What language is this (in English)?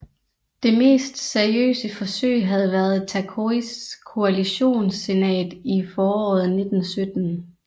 Danish